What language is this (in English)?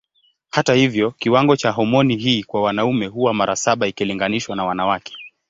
Swahili